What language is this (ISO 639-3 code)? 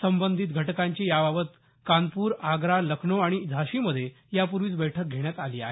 mar